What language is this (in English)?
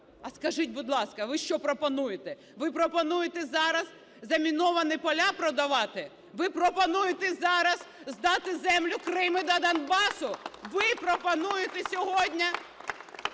Ukrainian